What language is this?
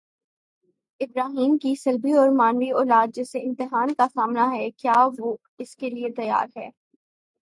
Urdu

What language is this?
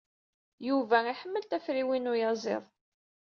Kabyle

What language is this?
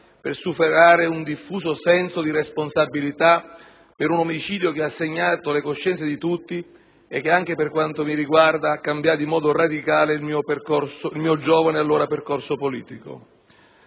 Italian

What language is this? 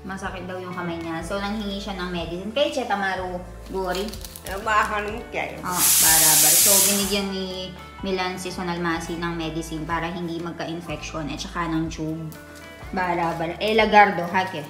Filipino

